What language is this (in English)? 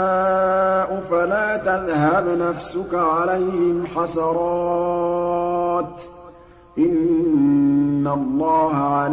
Arabic